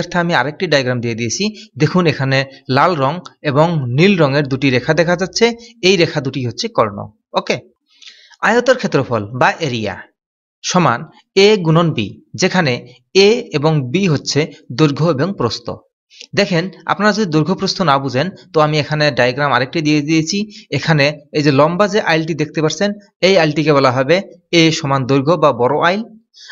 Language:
Dutch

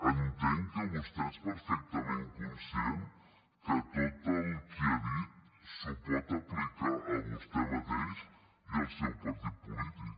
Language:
Catalan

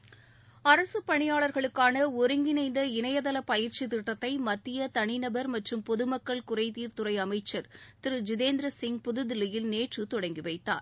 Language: Tamil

